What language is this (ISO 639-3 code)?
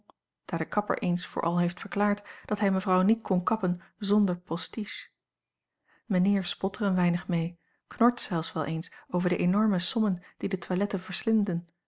nld